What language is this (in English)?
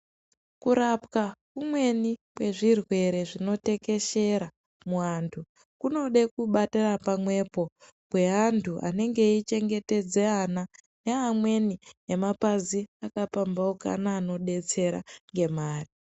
Ndau